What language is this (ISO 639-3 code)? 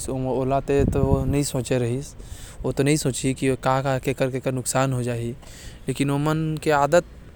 kfp